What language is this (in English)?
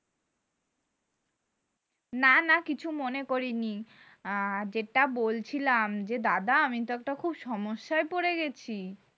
Bangla